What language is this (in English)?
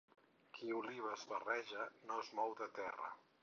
Catalan